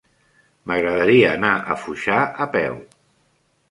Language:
Catalan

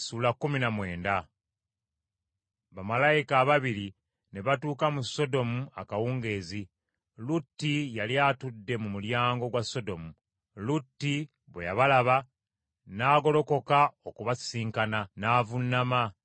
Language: Ganda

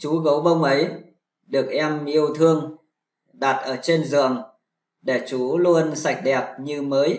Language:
Vietnamese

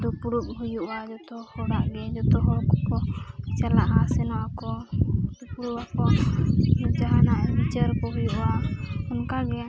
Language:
Santali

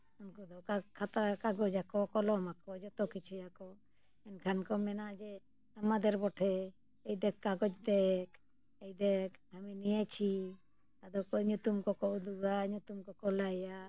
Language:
Santali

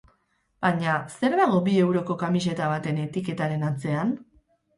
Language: Basque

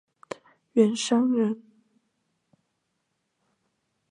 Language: Chinese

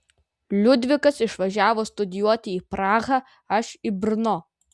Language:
Lithuanian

